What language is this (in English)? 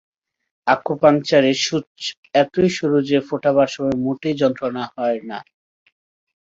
Bangla